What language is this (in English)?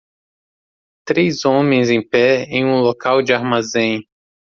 Portuguese